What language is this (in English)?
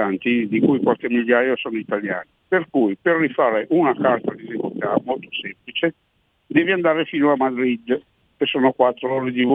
Italian